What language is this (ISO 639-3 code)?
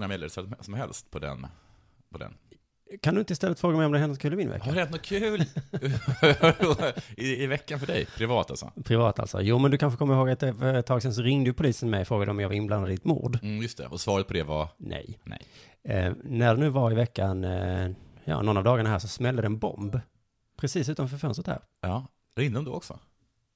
swe